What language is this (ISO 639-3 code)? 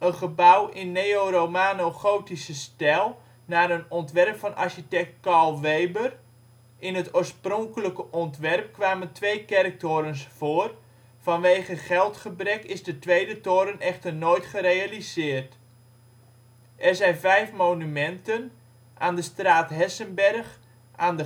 nld